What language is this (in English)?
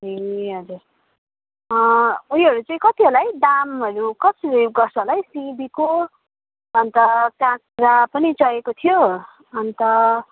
Nepali